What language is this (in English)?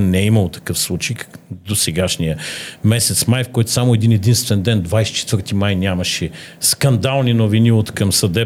Bulgarian